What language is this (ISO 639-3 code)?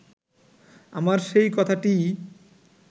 ben